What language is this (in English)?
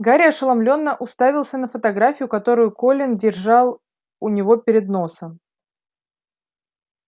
Russian